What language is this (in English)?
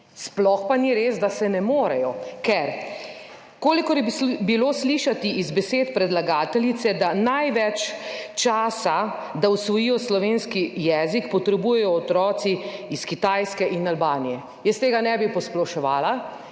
Slovenian